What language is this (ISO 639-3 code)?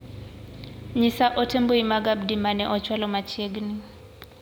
luo